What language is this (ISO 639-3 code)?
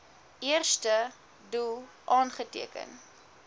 afr